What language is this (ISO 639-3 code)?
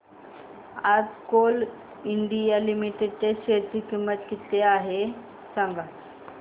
mar